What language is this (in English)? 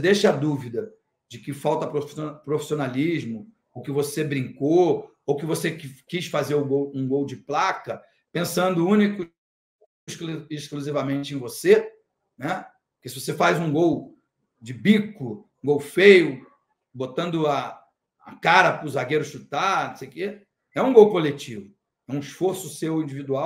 Portuguese